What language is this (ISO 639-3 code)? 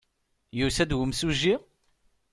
kab